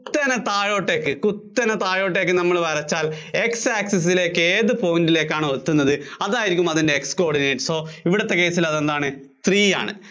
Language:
Malayalam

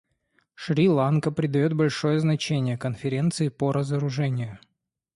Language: Russian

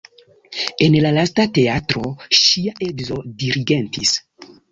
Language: Esperanto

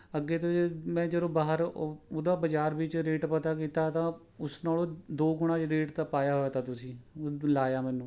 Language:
Punjabi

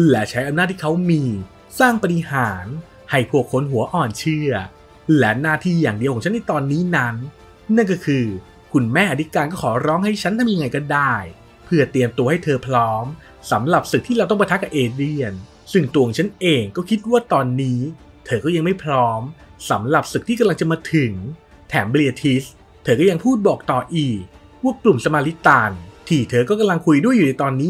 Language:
Thai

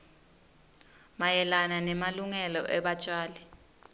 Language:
Swati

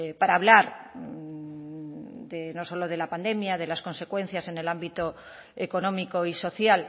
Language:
Spanish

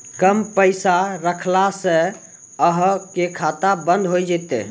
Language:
Maithili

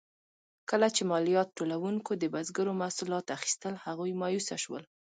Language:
Pashto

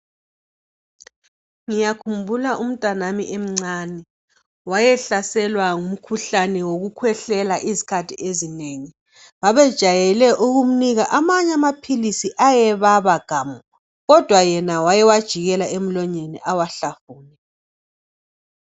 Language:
North Ndebele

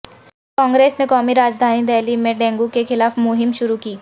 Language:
Urdu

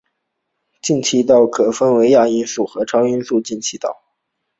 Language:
Chinese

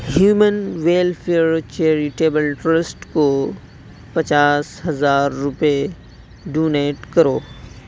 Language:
Urdu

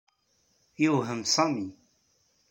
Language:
Kabyle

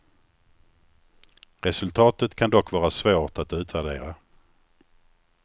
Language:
Swedish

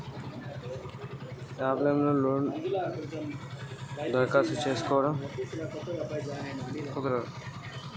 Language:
Telugu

